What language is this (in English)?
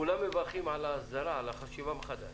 Hebrew